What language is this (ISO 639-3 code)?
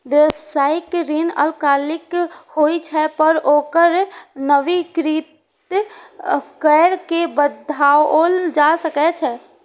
mai